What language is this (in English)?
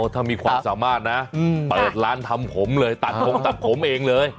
Thai